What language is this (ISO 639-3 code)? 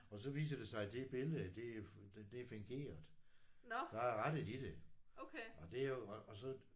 dan